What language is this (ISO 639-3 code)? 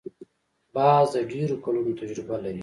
pus